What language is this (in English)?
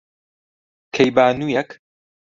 Central Kurdish